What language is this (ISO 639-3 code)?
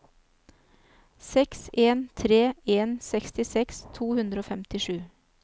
nor